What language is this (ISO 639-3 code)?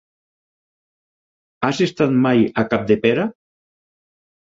cat